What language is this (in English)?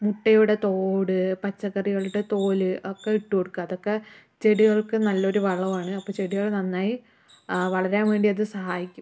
Malayalam